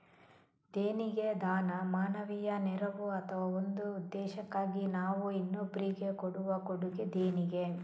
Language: Kannada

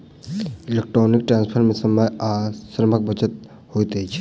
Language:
Maithili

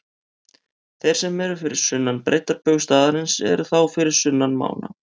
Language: Icelandic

